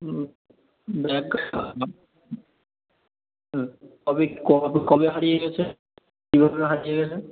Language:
Bangla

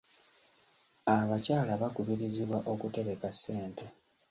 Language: Ganda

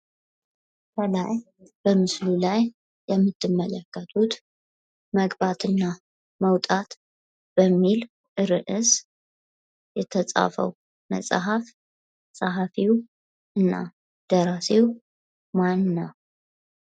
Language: Amharic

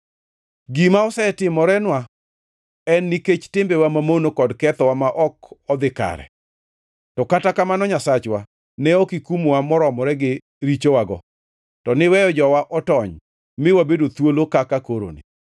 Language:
Luo (Kenya and Tanzania)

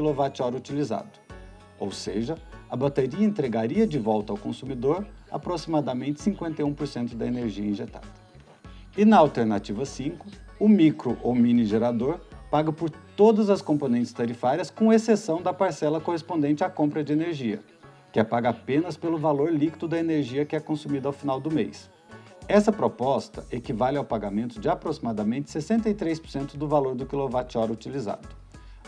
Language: Portuguese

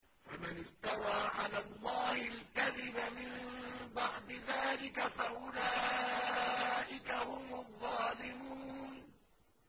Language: Arabic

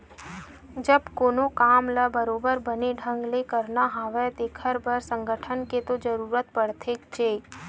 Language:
Chhattisgarhi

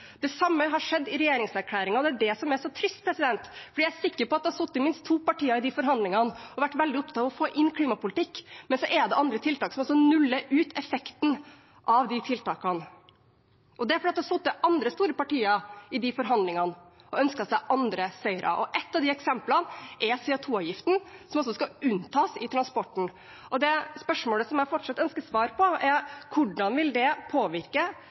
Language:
Norwegian Bokmål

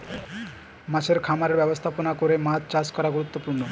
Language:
Bangla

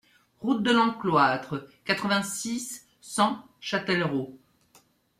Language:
French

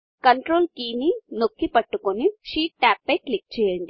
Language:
Telugu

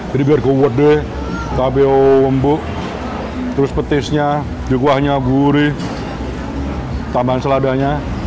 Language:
Indonesian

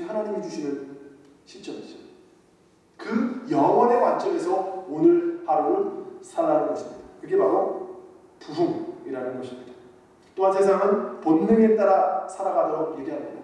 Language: Korean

